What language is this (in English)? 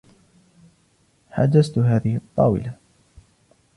Arabic